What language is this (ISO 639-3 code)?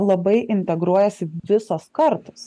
lit